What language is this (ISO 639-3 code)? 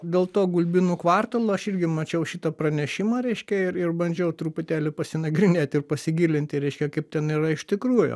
lit